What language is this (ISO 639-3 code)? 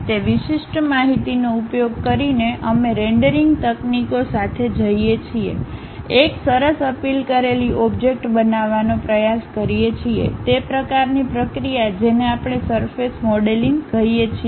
guj